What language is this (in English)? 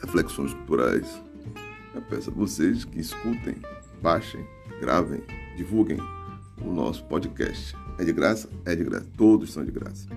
Portuguese